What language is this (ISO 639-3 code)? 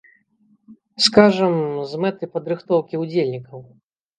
bel